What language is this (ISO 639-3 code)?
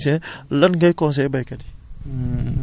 wol